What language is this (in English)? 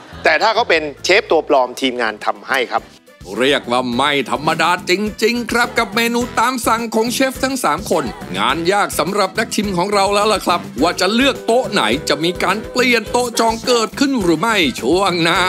Thai